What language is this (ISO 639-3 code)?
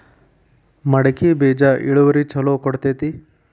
kan